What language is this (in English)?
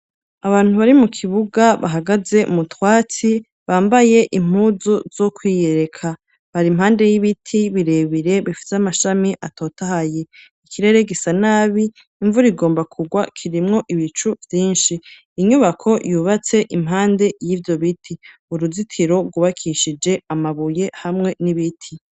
Rundi